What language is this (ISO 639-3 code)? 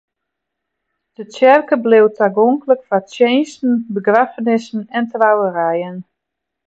fry